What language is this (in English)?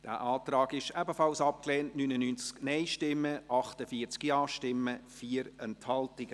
Swiss German